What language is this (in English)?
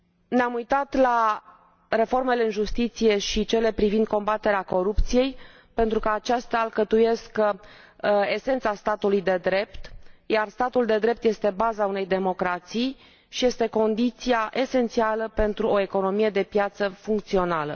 Romanian